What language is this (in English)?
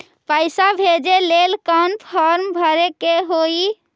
Magahi